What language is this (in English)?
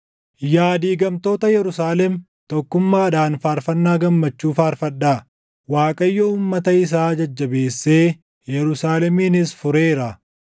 Oromo